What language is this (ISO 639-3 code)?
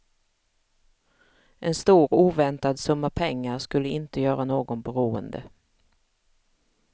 swe